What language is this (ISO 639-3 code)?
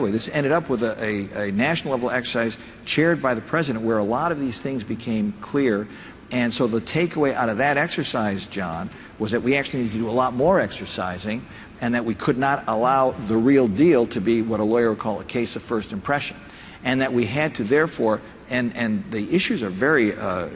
eng